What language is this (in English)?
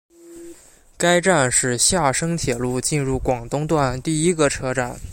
Chinese